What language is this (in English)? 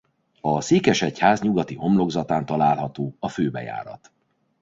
Hungarian